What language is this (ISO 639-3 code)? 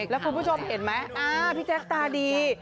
tha